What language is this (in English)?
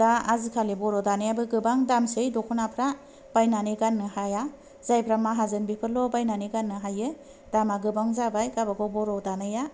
Bodo